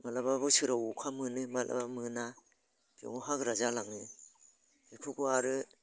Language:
Bodo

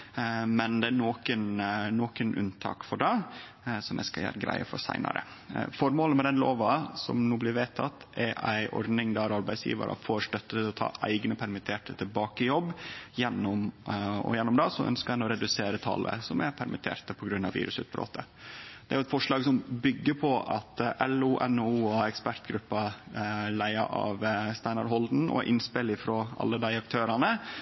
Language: Norwegian Nynorsk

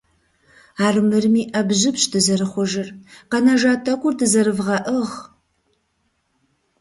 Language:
Kabardian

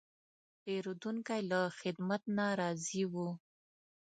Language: Pashto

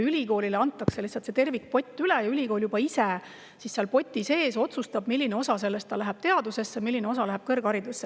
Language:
Estonian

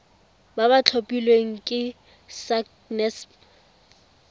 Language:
Tswana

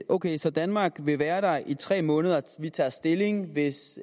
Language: Danish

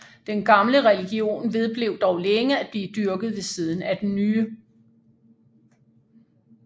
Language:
Danish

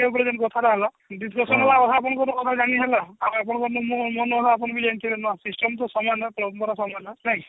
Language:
Odia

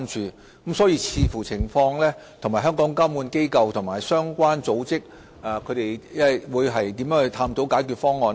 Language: Cantonese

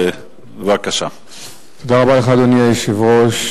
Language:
Hebrew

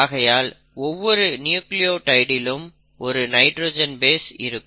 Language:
Tamil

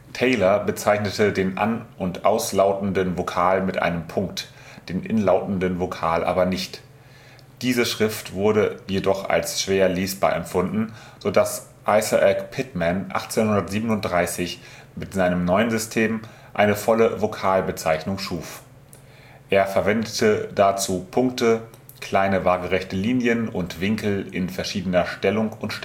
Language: German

